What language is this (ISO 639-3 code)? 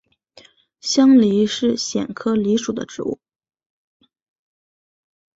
zho